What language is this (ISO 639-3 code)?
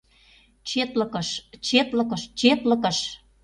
chm